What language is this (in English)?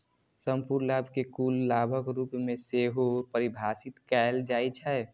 Maithili